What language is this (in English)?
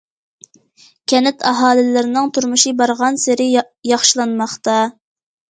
Uyghur